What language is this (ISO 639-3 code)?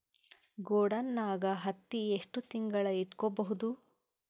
kan